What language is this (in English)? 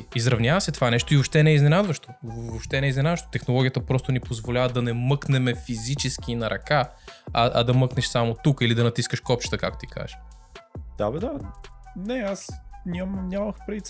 Bulgarian